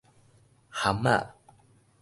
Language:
Min Nan Chinese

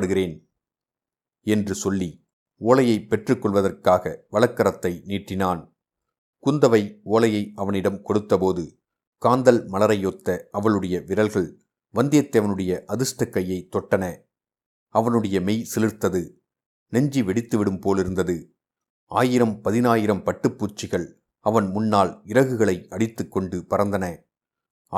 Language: Tamil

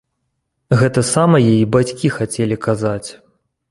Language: Belarusian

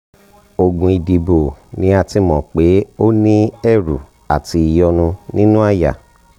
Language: Yoruba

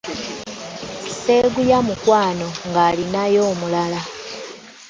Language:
Ganda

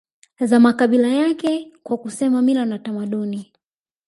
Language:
Swahili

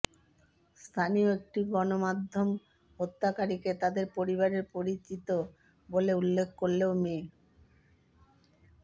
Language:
Bangla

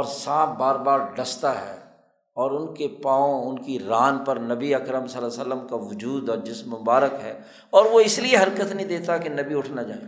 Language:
Urdu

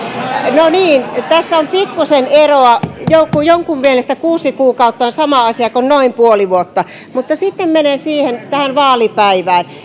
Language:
Finnish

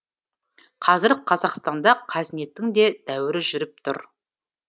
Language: Kazakh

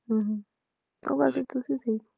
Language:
Punjabi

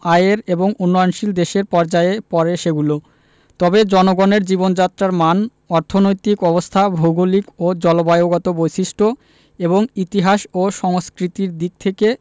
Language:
Bangla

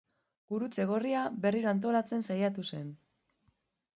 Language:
Basque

